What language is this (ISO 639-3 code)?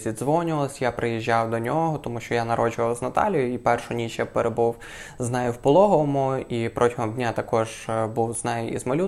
ukr